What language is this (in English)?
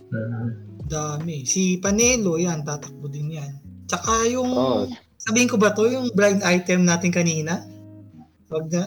Filipino